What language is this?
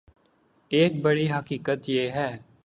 Urdu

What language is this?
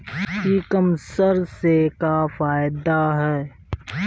Bhojpuri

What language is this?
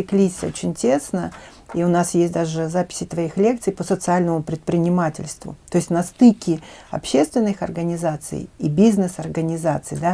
Russian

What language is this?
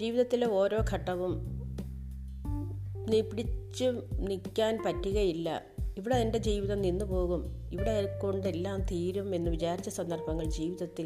Malayalam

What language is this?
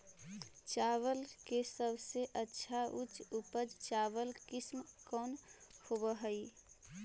Magahi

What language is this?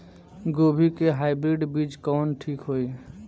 Bhojpuri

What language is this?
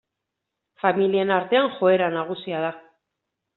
Basque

